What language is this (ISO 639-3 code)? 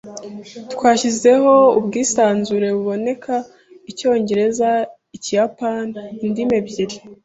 kin